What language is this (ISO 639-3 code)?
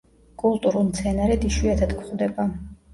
kat